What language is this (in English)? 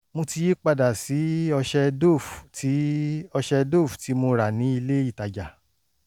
Yoruba